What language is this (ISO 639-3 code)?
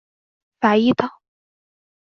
zho